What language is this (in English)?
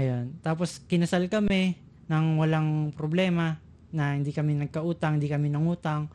Filipino